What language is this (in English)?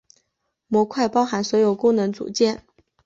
Chinese